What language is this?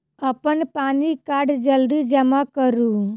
Maithili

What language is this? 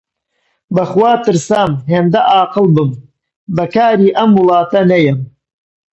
Central Kurdish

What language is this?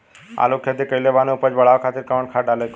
Bhojpuri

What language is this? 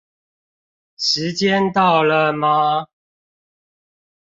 Chinese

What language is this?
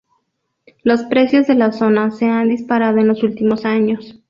Spanish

